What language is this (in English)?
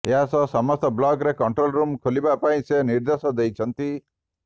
Odia